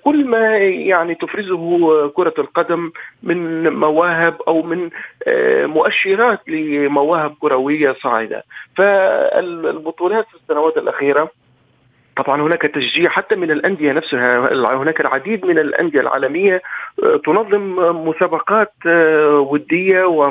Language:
Arabic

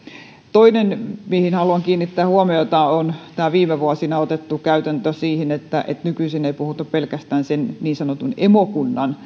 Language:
Finnish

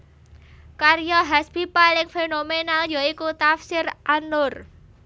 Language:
Javanese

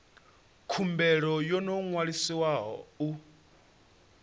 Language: Venda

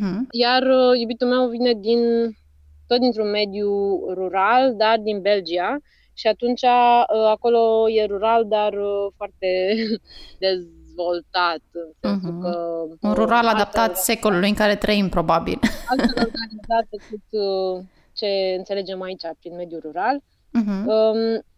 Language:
Romanian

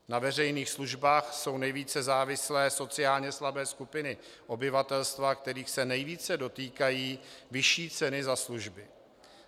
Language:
Czech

